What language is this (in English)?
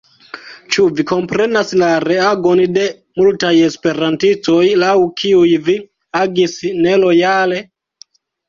Esperanto